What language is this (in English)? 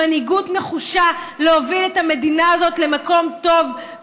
Hebrew